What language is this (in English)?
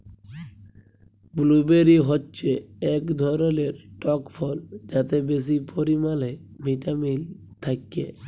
Bangla